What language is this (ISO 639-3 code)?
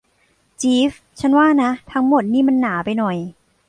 tha